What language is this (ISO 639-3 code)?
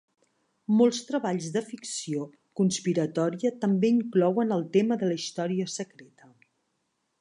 cat